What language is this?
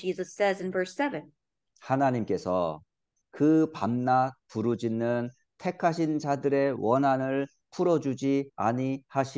Korean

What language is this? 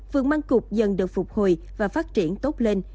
Vietnamese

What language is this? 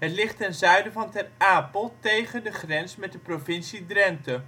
Dutch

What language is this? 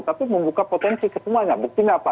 Indonesian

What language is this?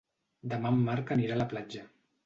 Catalan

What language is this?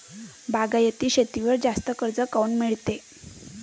Marathi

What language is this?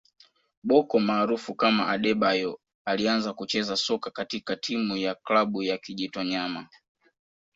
Swahili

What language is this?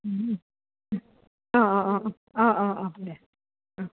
Assamese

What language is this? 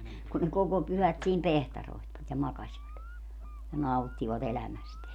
Finnish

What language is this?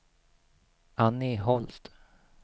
Swedish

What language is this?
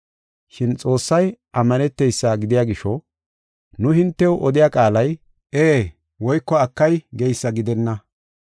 Gofa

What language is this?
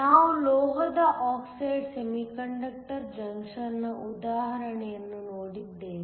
Kannada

